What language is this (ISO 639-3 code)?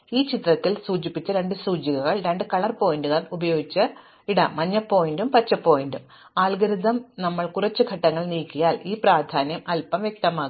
mal